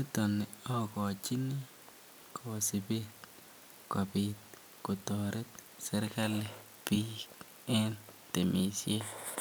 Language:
Kalenjin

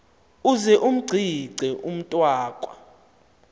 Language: Xhosa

